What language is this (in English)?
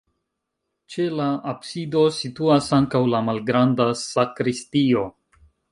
Esperanto